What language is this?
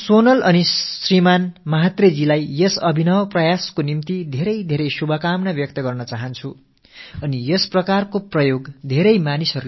Tamil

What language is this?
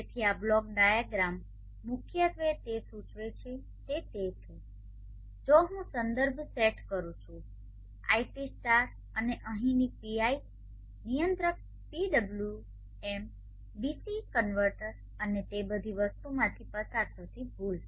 Gujarati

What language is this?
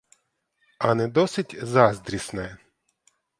Ukrainian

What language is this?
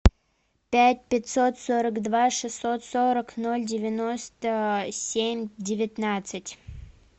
Russian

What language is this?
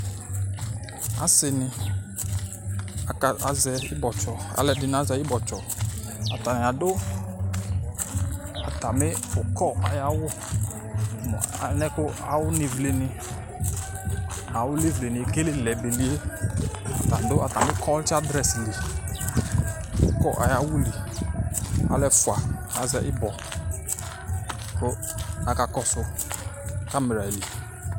Ikposo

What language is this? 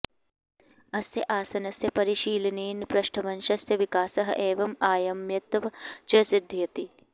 Sanskrit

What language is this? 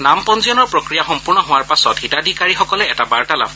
Assamese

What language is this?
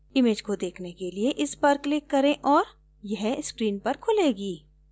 Hindi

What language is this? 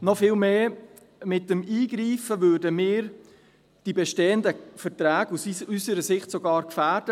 Swiss German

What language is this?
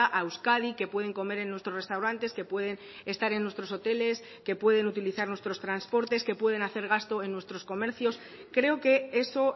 Spanish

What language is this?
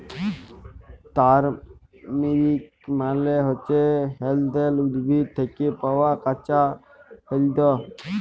Bangla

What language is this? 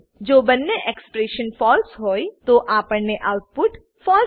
Gujarati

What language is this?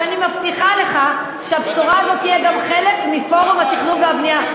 Hebrew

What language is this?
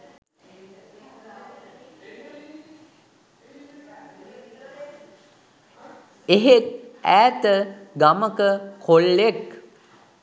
Sinhala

